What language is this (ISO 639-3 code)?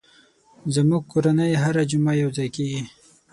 pus